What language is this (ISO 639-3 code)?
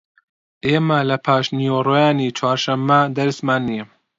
ckb